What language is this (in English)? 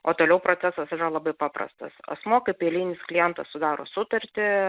Lithuanian